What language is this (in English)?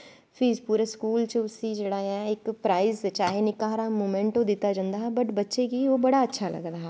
Dogri